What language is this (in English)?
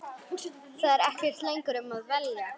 Icelandic